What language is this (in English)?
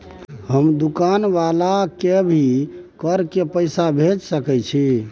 Maithili